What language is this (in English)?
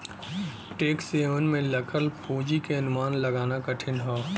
Bhojpuri